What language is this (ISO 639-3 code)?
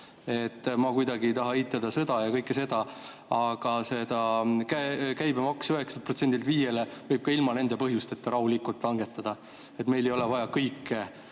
est